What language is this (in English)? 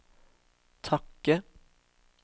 Norwegian